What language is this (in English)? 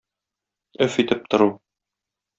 Tatar